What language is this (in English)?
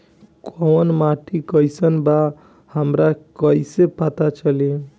Bhojpuri